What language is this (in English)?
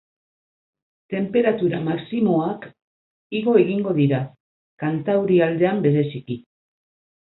Basque